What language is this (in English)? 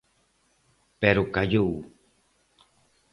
Galician